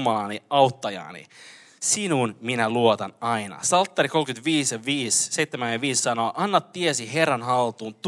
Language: Finnish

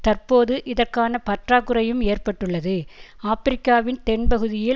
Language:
Tamil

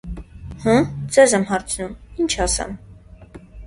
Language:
Armenian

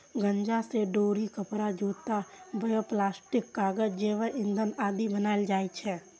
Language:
Maithili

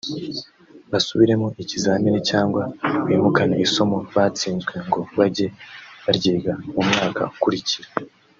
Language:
Kinyarwanda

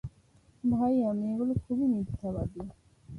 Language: Bangla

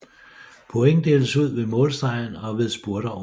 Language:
Danish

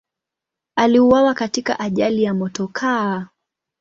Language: Swahili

